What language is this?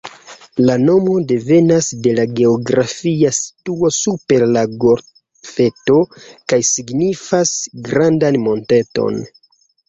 Esperanto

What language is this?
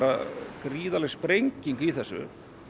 Icelandic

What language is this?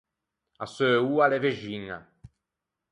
Ligurian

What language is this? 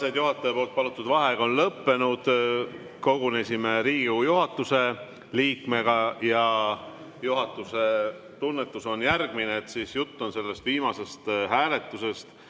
Estonian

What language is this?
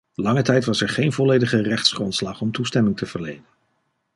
Dutch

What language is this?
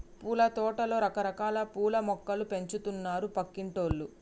Telugu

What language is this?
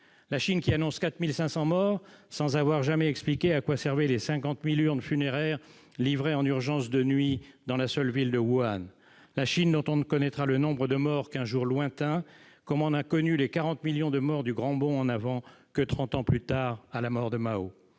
French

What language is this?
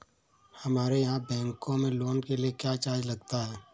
Hindi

